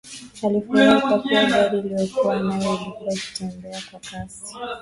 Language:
Swahili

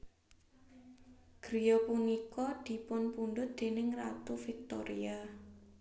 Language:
Javanese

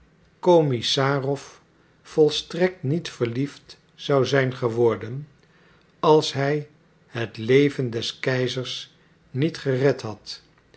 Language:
Dutch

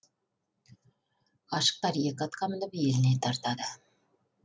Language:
Kazakh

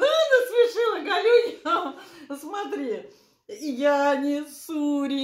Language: Russian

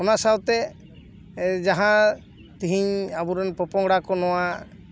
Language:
Santali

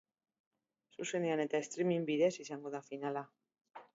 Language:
Basque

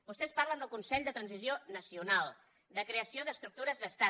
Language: Catalan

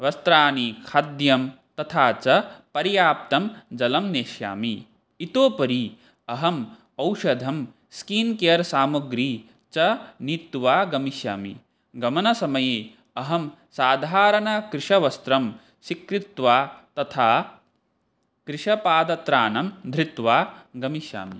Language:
Sanskrit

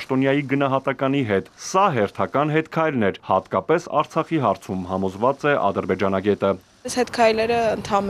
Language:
Romanian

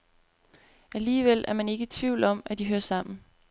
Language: Danish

